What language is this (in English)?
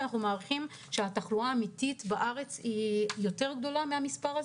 Hebrew